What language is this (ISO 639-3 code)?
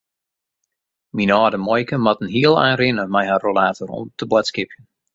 fry